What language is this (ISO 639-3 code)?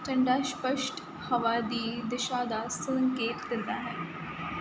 pan